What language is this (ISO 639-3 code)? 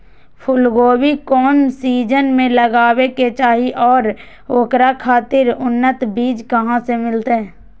mag